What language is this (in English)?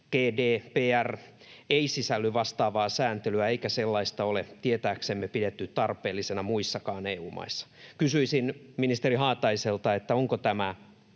Finnish